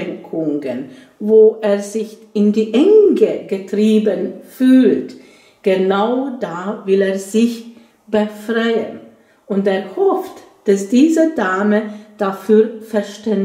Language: German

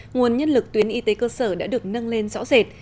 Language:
Vietnamese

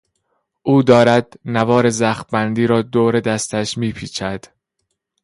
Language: Persian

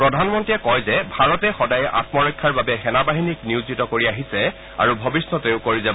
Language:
Assamese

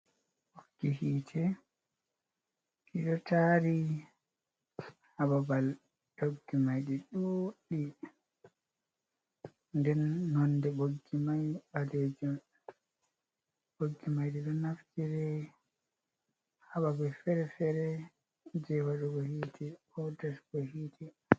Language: Fula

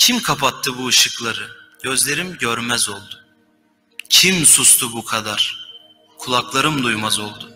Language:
Turkish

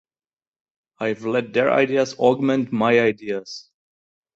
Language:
English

